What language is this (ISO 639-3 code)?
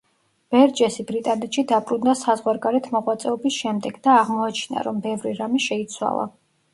kat